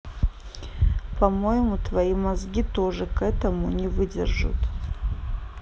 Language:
Russian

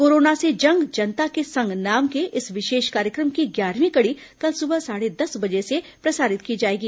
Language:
Hindi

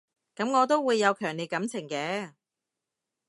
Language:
Cantonese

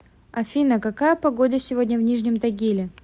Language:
Russian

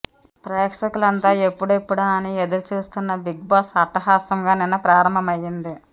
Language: Telugu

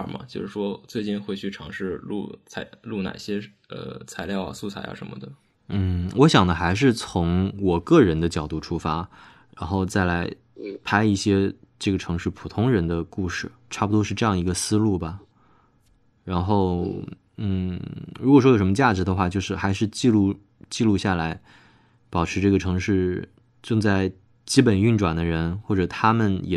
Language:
Chinese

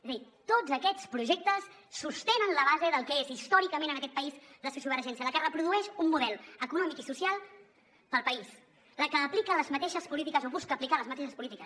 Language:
Catalan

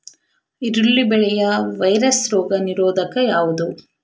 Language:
Kannada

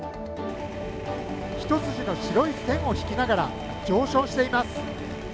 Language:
Japanese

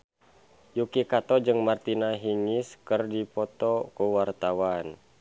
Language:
Sundanese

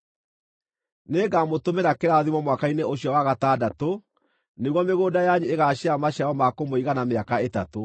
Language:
Kikuyu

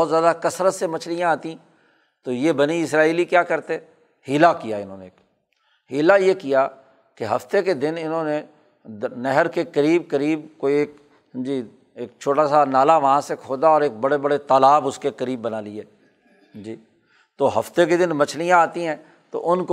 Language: Urdu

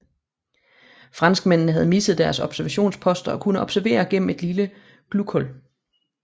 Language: Danish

